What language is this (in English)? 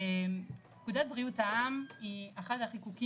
Hebrew